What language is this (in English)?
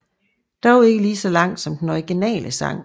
Danish